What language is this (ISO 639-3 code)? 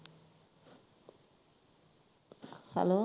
pan